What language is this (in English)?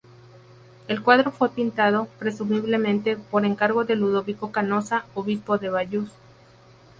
Spanish